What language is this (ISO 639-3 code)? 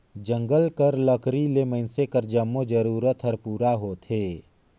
hne